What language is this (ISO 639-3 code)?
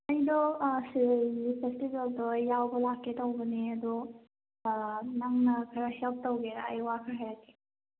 mni